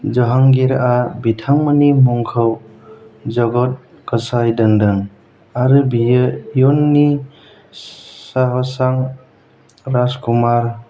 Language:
Bodo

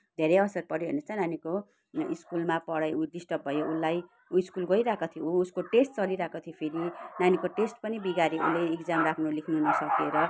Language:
Nepali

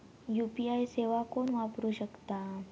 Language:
Marathi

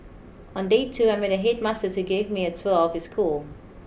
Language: English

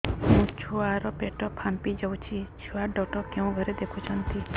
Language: Odia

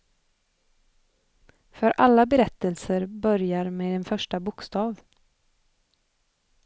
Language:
Swedish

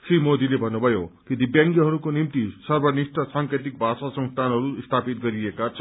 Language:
Nepali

